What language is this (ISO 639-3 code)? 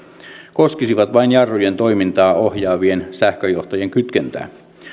fin